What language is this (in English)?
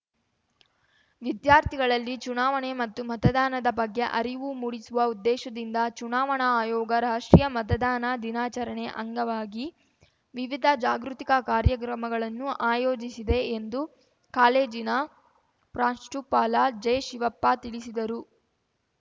Kannada